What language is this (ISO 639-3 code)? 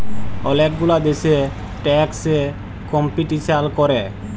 ben